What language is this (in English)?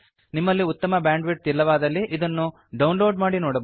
Kannada